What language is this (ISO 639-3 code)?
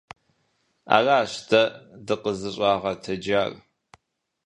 kbd